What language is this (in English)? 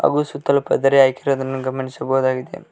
Kannada